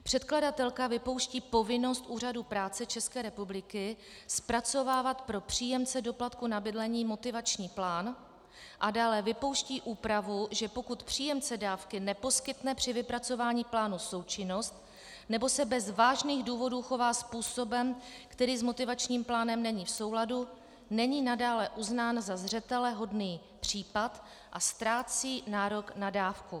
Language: Czech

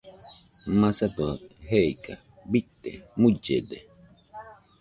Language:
Nüpode Huitoto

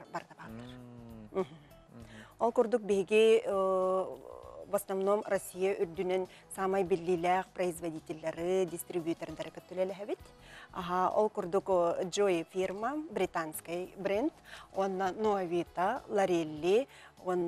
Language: Russian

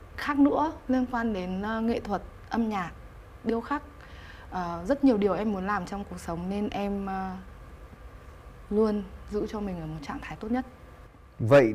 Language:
Vietnamese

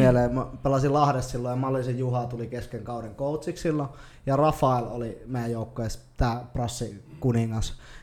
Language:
Finnish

